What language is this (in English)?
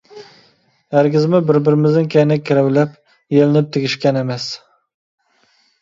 Uyghur